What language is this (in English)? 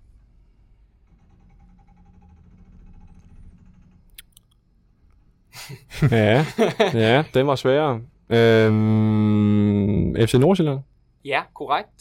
Danish